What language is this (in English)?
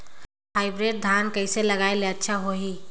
Chhattisgarhi